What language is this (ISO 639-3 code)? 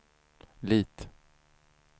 swe